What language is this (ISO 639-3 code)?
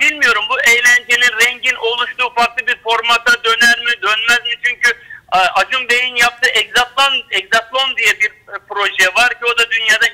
tur